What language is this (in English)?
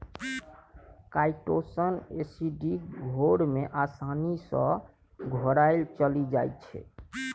Maithili